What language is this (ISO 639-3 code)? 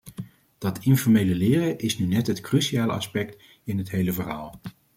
nld